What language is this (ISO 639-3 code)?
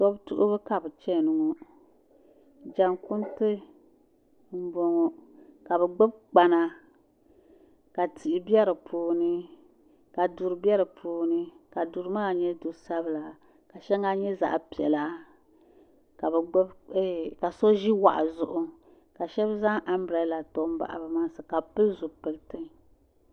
dag